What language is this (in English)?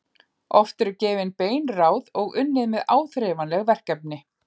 Icelandic